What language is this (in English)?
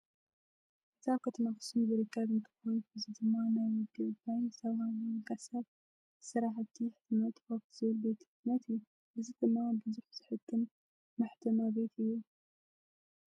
Tigrinya